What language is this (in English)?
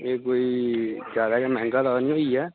Dogri